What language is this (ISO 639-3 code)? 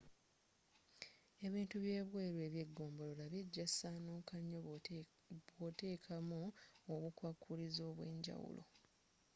lug